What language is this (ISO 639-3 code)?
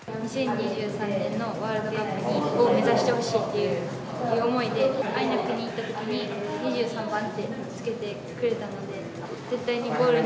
jpn